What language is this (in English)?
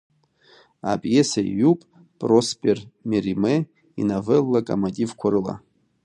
Abkhazian